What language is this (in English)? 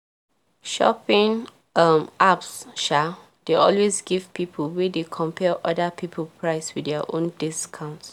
Nigerian Pidgin